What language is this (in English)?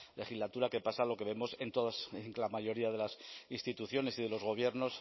Spanish